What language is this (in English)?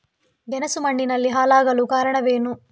Kannada